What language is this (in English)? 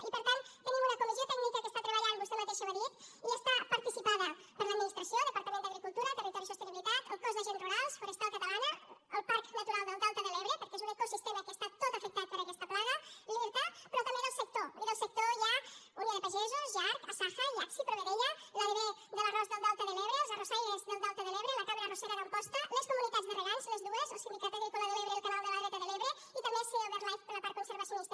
Catalan